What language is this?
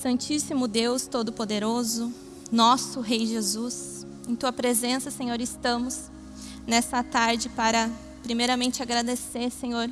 Portuguese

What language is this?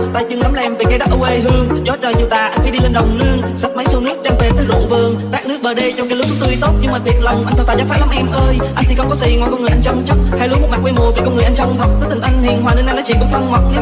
Vietnamese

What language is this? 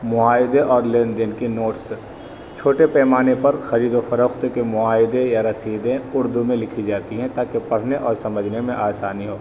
Urdu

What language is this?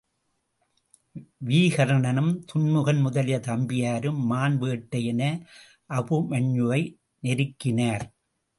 Tamil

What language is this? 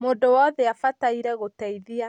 Kikuyu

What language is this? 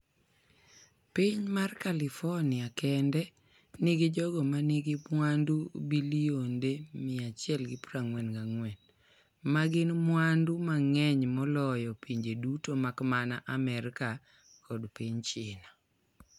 Luo (Kenya and Tanzania)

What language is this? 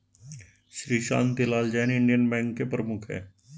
Hindi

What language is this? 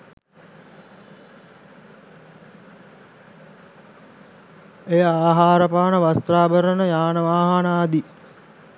Sinhala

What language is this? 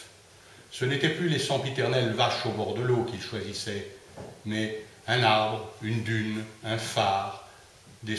French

